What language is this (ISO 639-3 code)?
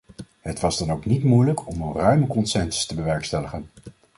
nld